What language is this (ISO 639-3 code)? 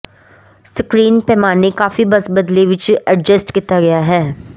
pan